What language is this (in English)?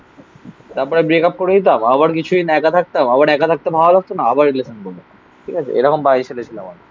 Bangla